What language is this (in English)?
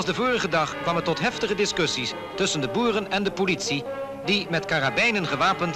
Dutch